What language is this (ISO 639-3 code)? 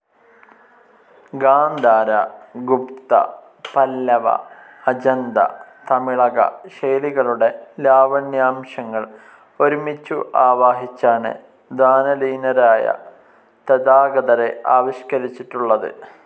mal